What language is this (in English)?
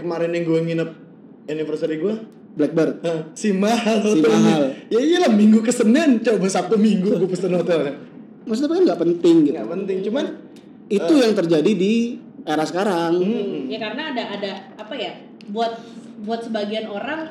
Indonesian